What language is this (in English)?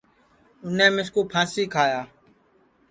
Sansi